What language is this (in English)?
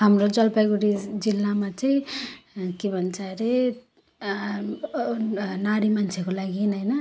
Nepali